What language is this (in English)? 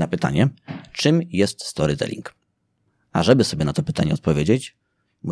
Polish